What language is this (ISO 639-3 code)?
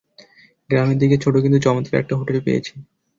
ben